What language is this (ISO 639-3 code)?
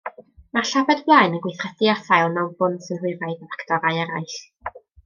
cym